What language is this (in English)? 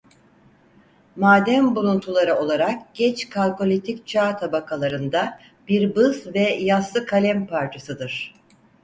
Turkish